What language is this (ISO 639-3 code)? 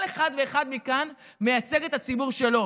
heb